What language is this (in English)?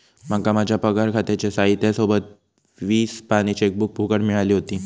Marathi